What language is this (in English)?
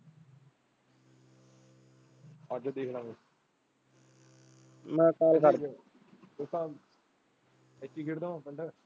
Punjabi